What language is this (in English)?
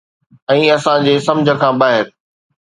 Sindhi